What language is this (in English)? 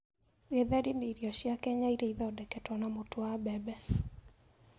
Kikuyu